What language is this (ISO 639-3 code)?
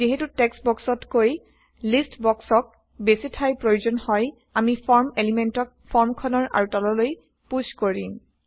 asm